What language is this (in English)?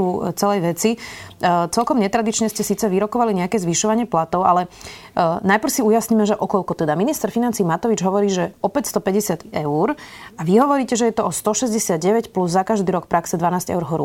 Slovak